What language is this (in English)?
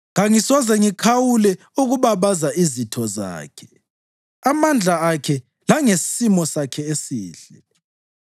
North Ndebele